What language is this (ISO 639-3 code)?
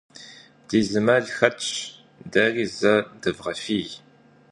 kbd